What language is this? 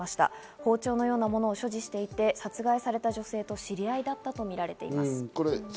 Japanese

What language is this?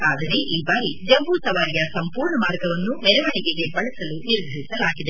Kannada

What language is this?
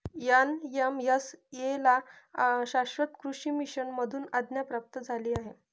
Marathi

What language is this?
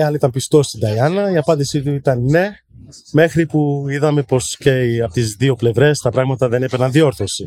Greek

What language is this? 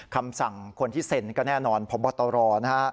Thai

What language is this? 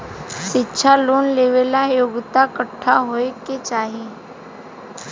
Bhojpuri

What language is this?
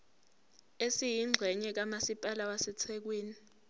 Zulu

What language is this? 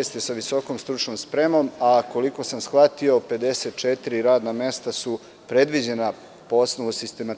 Serbian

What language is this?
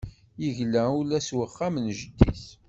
Kabyle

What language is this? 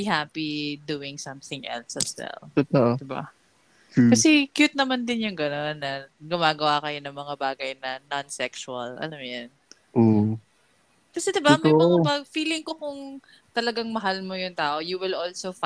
Filipino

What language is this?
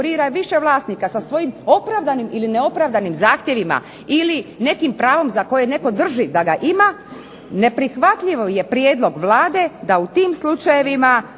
Croatian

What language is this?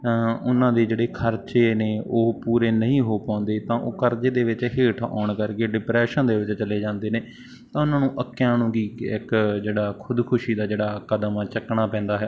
Punjabi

